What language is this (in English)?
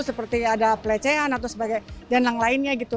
Indonesian